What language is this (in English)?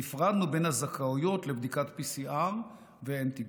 Hebrew